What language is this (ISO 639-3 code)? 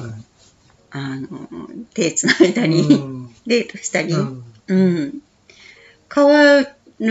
jpn